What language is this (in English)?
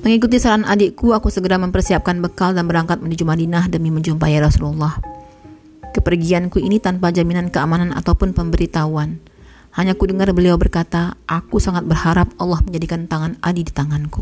Indonesian